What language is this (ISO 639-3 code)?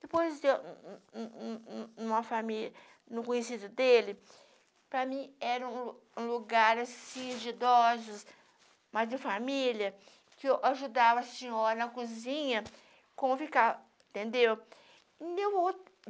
por